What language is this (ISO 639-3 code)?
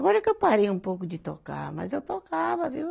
por